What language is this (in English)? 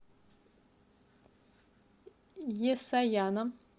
Russian